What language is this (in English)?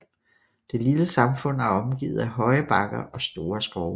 Danish